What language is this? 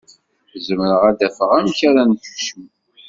Kabyle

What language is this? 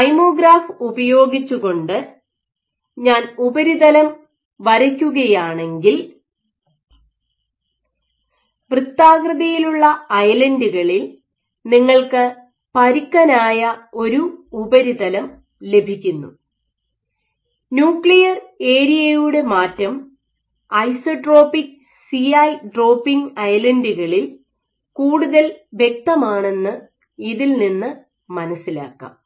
Malayalam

